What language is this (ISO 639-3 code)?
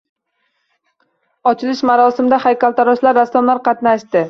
uzb